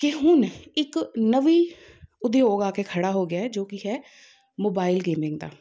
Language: Punjabi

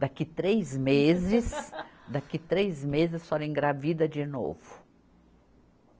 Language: Portuguese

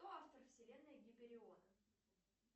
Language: Russian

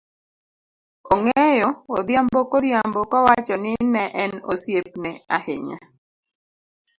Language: Luo (Kenya and Tanzania)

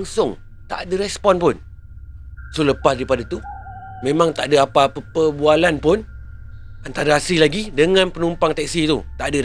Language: Malay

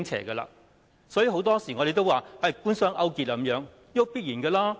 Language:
Cantonese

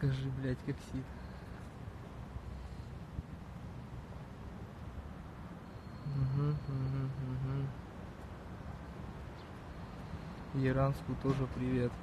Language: Russian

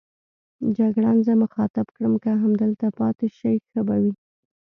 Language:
Pashto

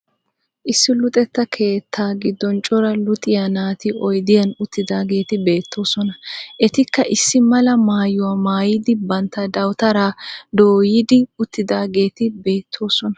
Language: Wolaytta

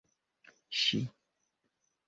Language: Esperanto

